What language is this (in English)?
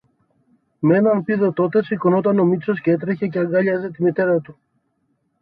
Greek